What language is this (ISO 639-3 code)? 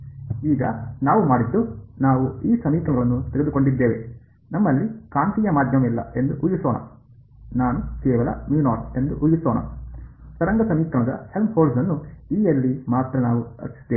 kan